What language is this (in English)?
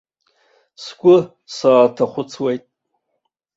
Abkhazian